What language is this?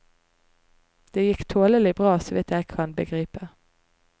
Norwegian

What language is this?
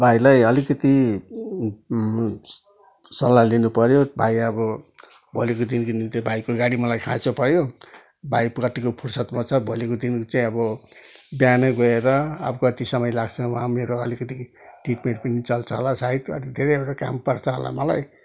Nepali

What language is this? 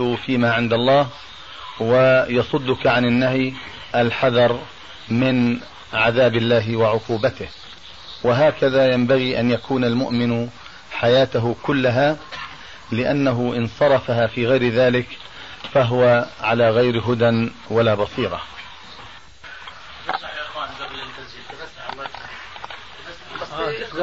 Arabic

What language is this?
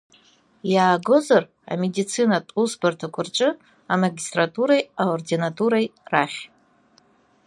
Abkhazian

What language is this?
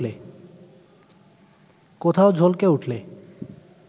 Bangla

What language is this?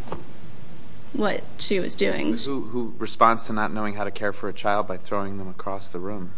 English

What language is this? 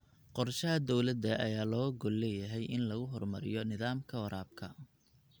Somali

